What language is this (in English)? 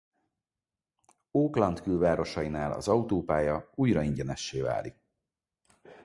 Hungarian